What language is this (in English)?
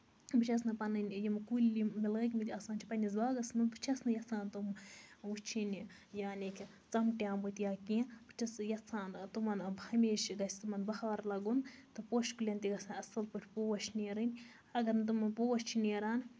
Kashmiri